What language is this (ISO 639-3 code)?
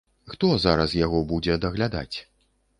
bel